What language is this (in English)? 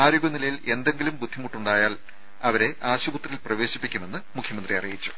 Malayalam